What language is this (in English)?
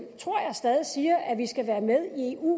Danish